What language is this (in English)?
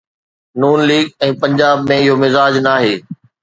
Sindhi